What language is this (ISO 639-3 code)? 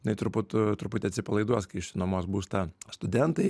lit